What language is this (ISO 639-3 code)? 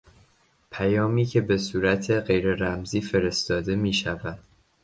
fas